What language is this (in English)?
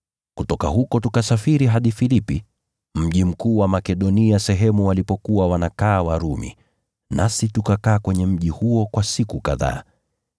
Swahili